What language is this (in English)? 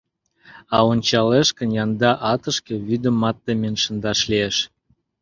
Mari